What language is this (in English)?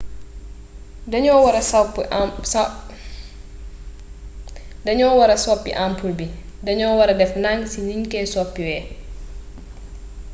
Wolof